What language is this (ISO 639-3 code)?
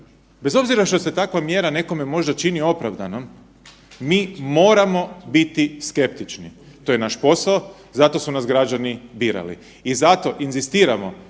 hrv